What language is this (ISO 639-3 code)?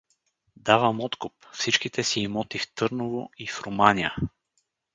bul